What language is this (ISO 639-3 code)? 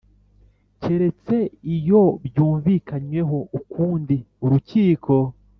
kin